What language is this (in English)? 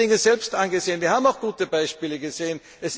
German